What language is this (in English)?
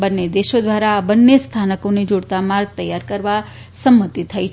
Gujarati